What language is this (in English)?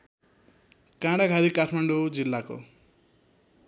Nepali